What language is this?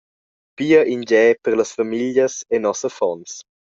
Romansh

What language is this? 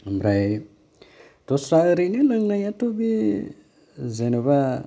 Bodo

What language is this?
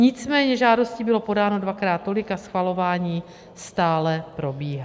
Czech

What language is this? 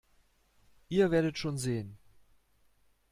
German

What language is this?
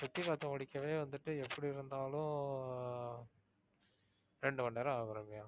Tamil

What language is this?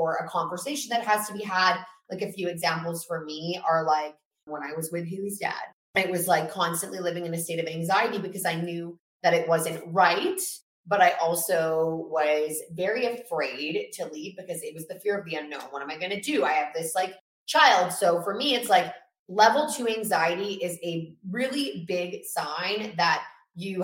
English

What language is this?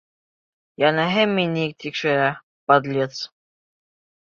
Bashkir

